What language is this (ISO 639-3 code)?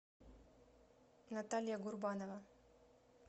rus